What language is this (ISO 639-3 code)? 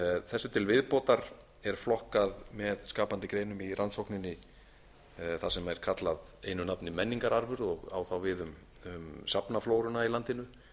isl